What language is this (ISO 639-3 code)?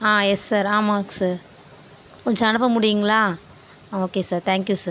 tam